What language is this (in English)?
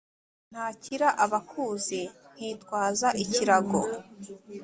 Kinyarwanda